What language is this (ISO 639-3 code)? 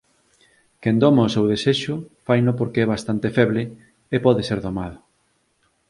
glg